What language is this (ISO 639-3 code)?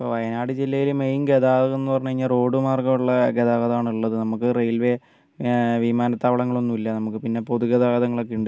mal